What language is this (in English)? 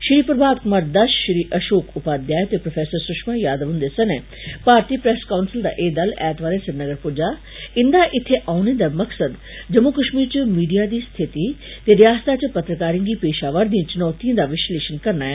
Dogri